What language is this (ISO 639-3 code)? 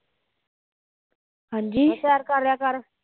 pan